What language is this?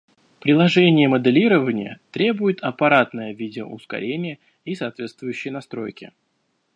Russian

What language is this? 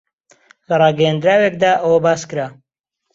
Central Kurdish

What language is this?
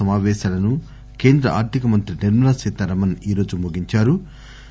Telugu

